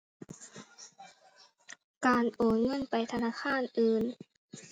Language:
Thai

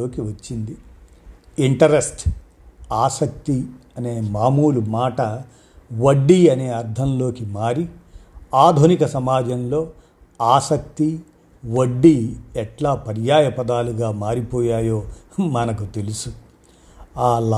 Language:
Telugu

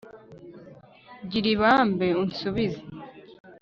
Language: Kinyarwanda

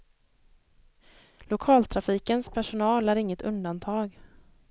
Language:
Swedish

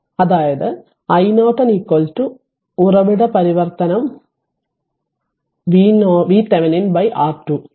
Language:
Malayalam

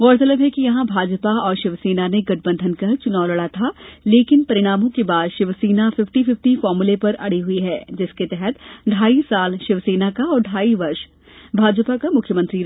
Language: Hindi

